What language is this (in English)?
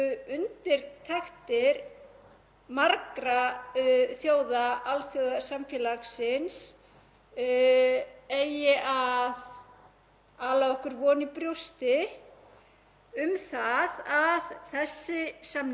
Icelandic